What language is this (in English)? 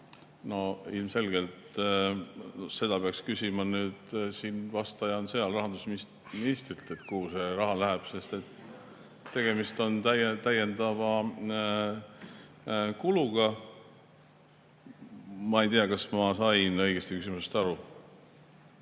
Estonian